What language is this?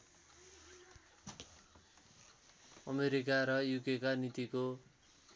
Nepali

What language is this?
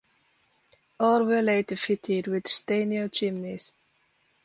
English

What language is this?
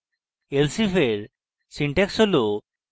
Bangla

